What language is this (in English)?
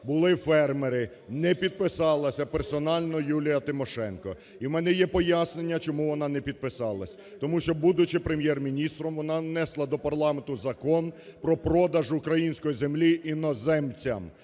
Ukrainian